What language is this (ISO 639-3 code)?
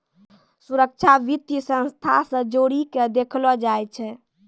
mai